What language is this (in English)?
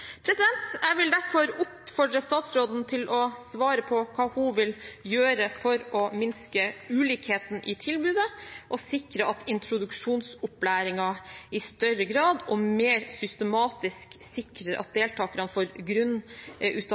Norwegian Bokmål